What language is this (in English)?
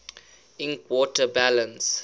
English